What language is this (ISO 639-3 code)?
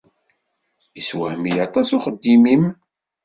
kab